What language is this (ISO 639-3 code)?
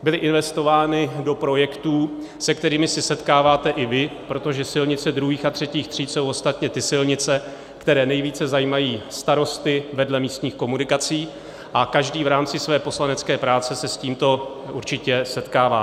ces